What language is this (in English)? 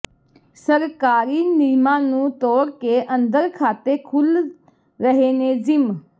Punjabi